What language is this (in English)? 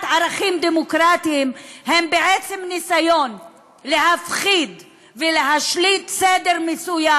Hebrew